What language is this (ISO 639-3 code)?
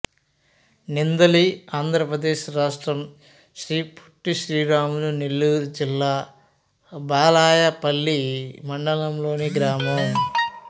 tel